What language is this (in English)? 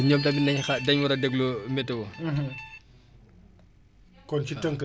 Wolof